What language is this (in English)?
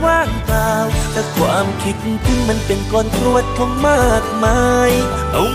Thai